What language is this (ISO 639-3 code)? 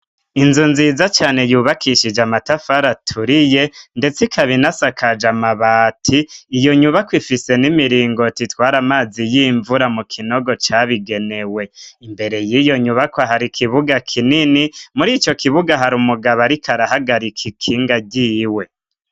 run